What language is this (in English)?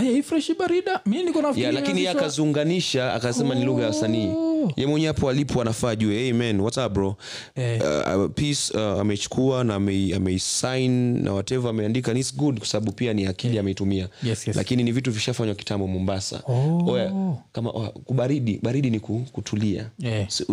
Swahili